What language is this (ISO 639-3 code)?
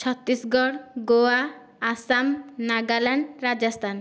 ori